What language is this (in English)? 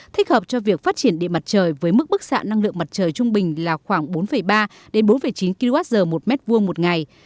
Vietnamese